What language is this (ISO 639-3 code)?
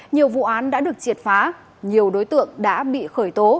vie